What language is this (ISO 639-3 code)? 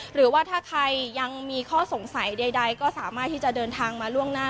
tha